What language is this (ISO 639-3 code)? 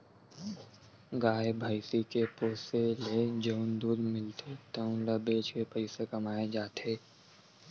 hne